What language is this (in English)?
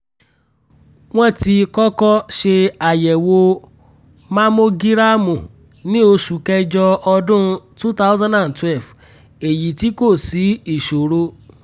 Yoruba